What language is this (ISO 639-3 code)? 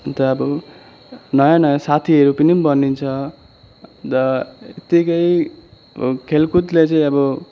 nep